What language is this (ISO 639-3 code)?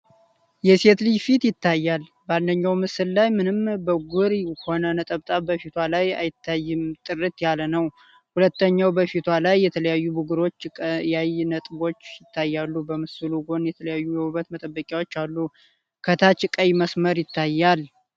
amh